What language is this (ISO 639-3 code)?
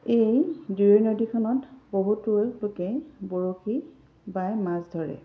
asm